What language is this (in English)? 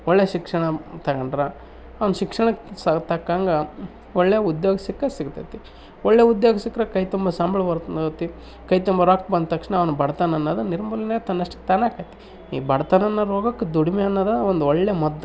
Kannada